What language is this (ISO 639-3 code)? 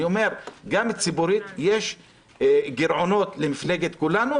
heb